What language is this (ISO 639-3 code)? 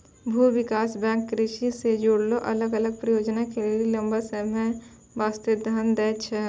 mai